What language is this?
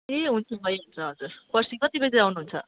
Nepali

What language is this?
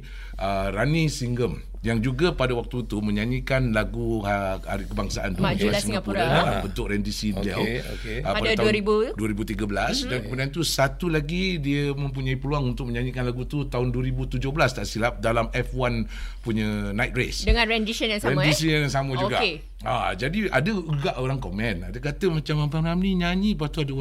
Malay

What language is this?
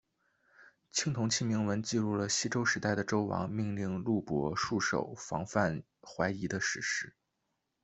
Chinese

